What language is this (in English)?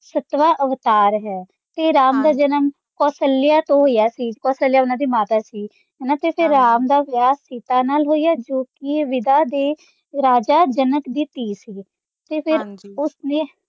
Punjabi